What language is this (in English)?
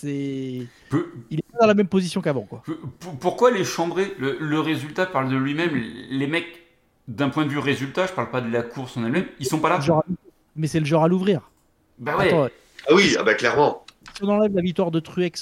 French